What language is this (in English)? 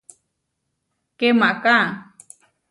Huarijio